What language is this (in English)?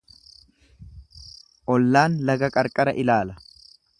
Oromo